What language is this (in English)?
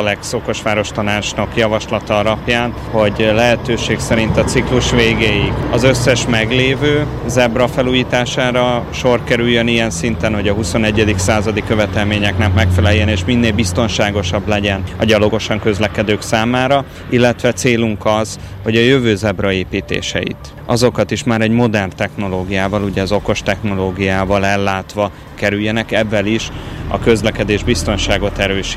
Hungarian